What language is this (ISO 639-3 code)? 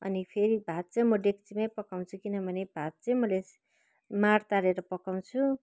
nep